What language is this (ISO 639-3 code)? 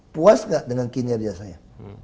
ind